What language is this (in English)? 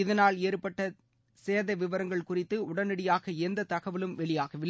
Tamil